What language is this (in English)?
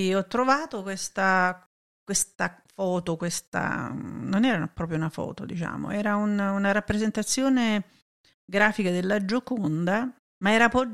Italian